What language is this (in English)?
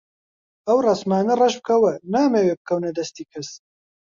Central Kurdish